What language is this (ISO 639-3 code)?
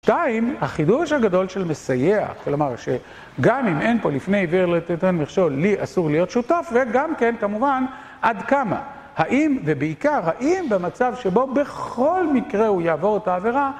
heb